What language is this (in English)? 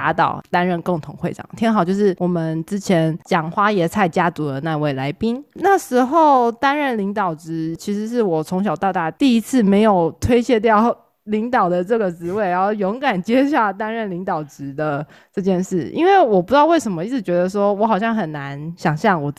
Chinese